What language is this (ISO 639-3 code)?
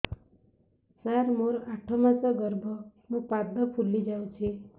ori